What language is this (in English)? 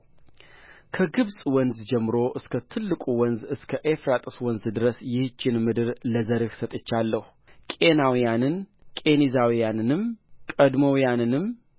Amharic